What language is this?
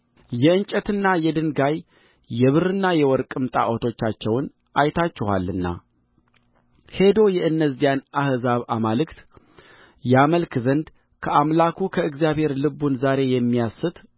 Amharic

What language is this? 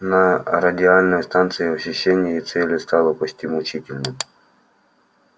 Russian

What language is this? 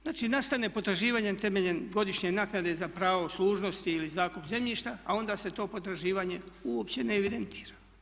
Croatian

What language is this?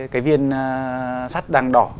Vietnamese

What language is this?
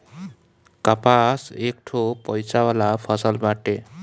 Bhojpuri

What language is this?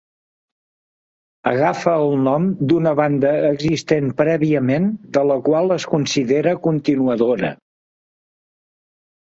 Catalan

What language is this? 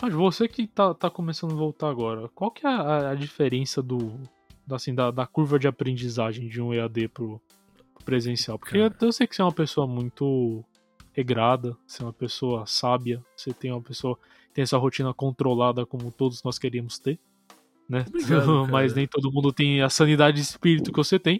Portuguese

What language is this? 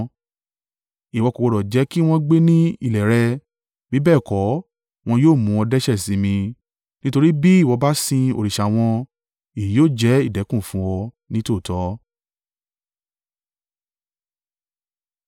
Yoruba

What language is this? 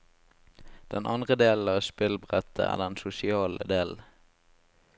Norwegian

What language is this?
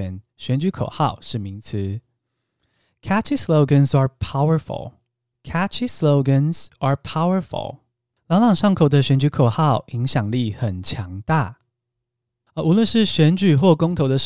Chinese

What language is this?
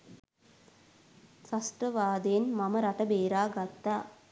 Sinhala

